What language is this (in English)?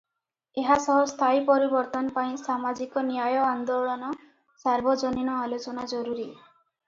Odia